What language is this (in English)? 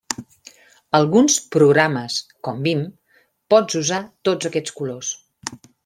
Catalan